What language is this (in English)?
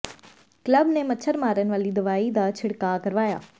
Punjabi